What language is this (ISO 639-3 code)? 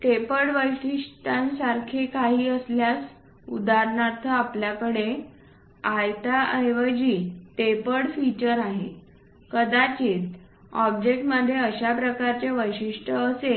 mar